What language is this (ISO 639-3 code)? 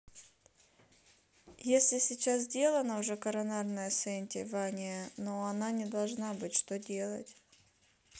rus